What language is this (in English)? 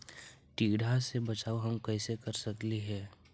Magahi